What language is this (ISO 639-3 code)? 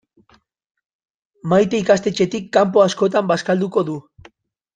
eus